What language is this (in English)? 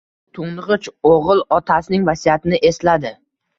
Uzbek